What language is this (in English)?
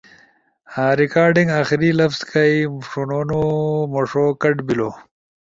Ushojo